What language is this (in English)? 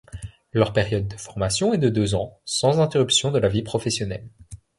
French